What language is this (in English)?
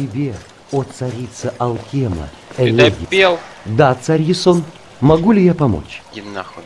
Russian